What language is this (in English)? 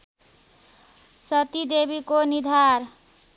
Nepali